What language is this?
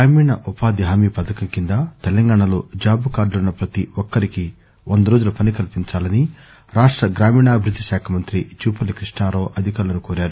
Telugu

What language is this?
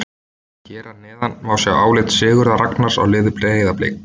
Icelandic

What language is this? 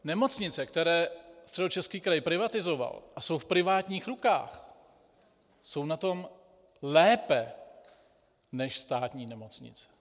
Czech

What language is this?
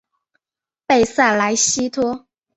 Chinese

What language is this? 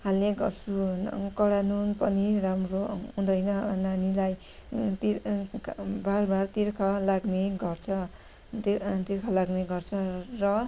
Nepali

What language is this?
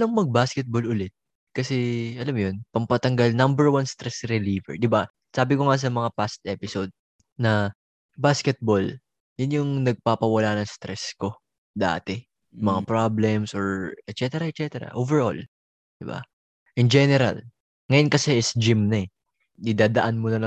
Filipino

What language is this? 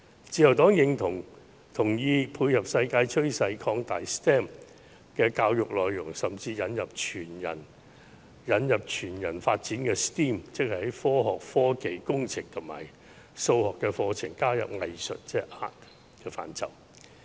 Cantonese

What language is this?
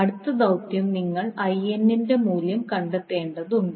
Malayalam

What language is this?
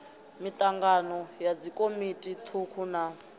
Venda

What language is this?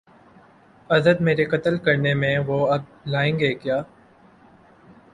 Urdu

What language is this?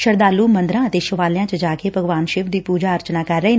Punjabi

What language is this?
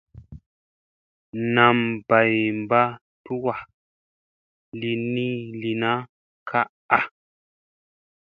Musey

